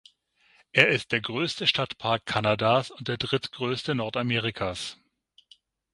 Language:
German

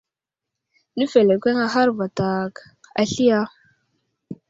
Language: Wuzlam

